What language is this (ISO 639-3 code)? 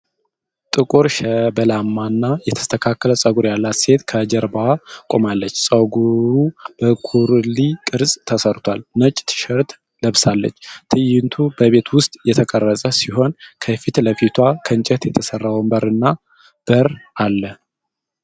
amh